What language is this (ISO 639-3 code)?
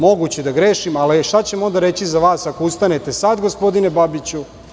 srp